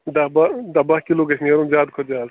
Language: Kashmiri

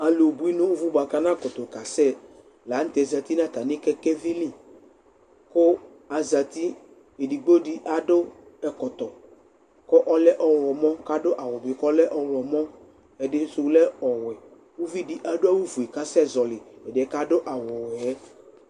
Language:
Ikposo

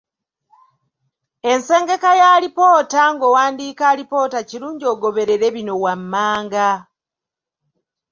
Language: Ganda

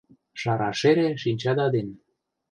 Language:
Mari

